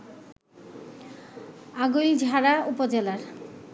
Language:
Bangla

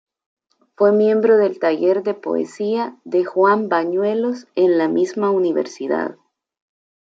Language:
Spanish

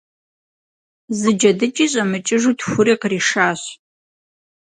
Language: Kabardian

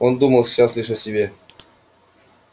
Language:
Russian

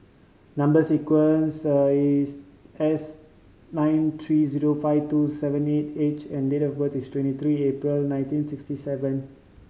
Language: English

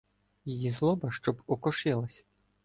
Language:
Ukrainian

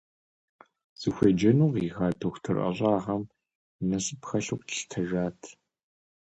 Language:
Kabardian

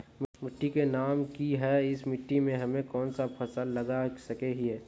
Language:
Magahi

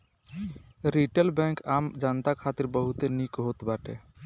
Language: Bhojpuri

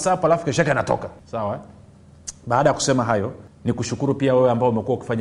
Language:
Swahili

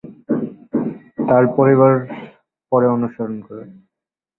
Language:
Bangla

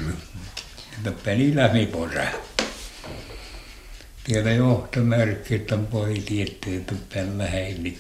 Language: Finnish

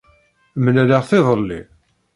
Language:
Kabyle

